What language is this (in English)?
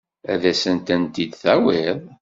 Kabyle